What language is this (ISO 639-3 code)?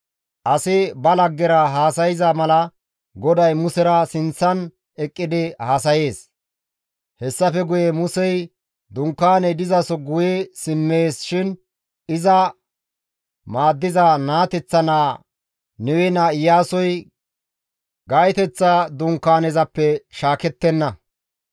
gmv